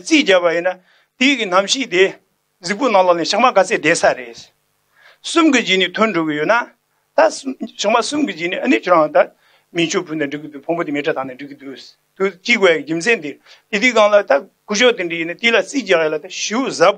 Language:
Turkish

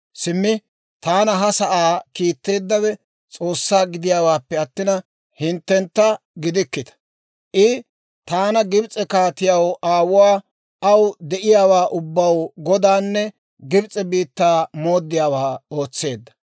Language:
Dawro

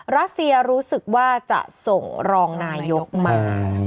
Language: Thai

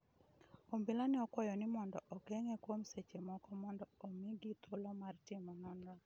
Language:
Luo (Kenya and Tanzania)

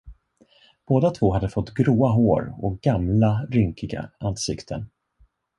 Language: Swedish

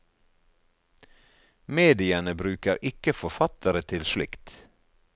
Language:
Norwegian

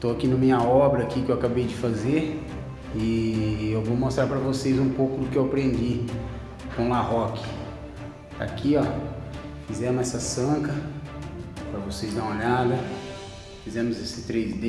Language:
Portuguese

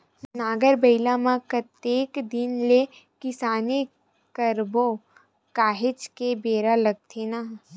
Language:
Chhattisgarhi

